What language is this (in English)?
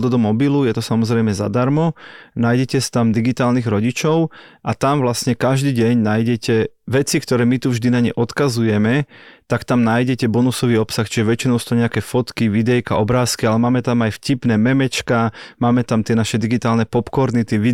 Slovak